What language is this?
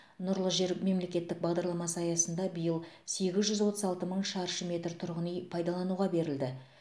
Kazakh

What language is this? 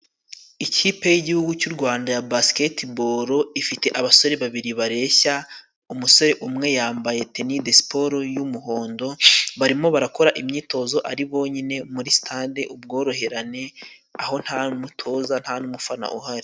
Kinyarwanda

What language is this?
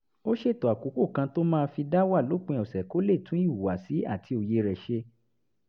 Yoruba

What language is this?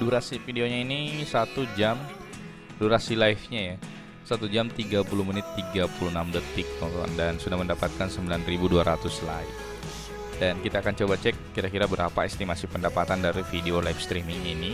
Indonesian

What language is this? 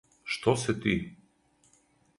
Serbian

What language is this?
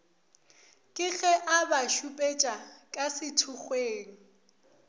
Northern Sotho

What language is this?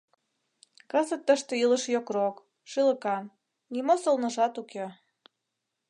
Mari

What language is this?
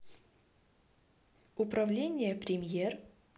Russian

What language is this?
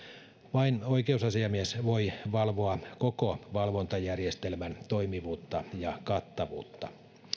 Finnish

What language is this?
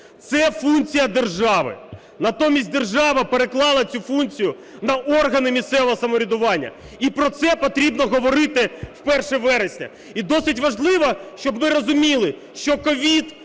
Ukrainian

